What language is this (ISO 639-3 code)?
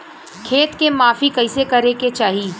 bho